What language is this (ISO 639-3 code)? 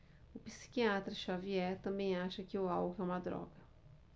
por